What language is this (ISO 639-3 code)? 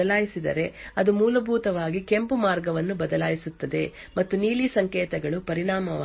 kan